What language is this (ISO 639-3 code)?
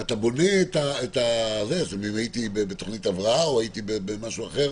heb